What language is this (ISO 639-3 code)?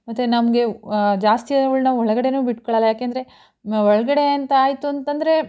kan